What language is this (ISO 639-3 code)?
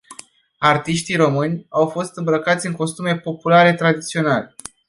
ron